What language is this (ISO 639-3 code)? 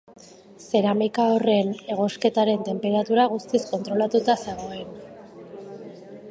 eus